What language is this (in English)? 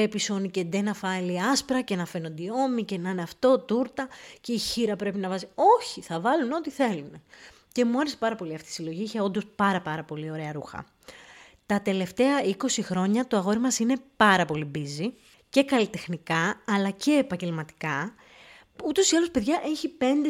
Greek